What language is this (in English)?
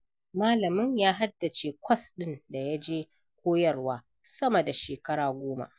Hausa